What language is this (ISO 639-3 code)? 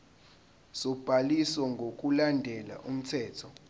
zul